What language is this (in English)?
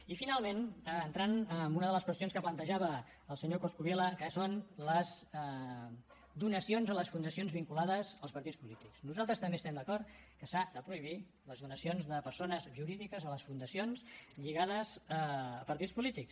Catalan